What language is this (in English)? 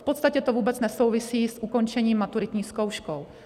Czech